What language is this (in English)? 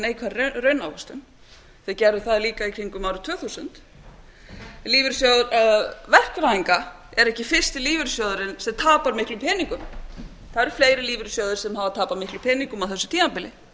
Icelandic